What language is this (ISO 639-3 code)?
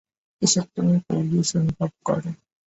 ben